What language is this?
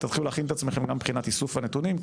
Hebrew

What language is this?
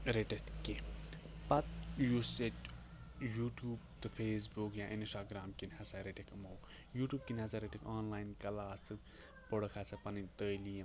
Kashmiri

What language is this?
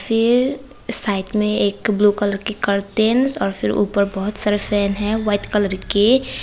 Hindi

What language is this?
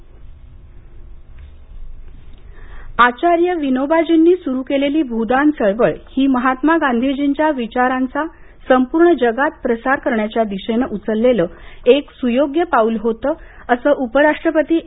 Marathi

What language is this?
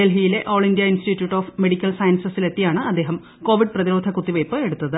Malayalam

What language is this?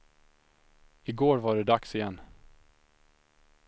Swedish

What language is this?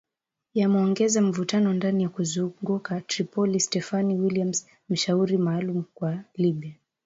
Swahili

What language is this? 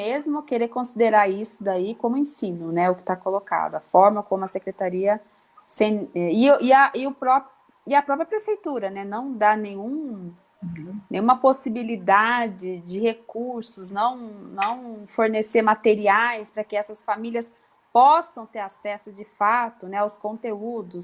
Portuguese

